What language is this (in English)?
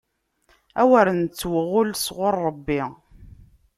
Kabyle